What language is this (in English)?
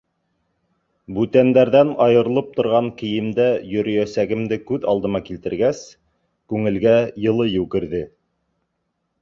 Bashkir